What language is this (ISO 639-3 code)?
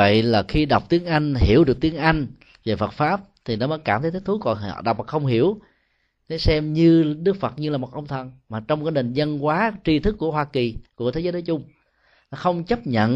vie